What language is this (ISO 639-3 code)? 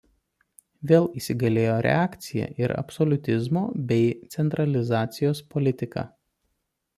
lit